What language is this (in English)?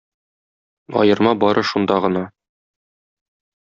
Tatar